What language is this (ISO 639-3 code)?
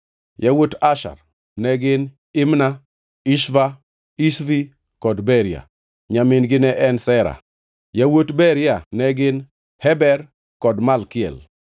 luo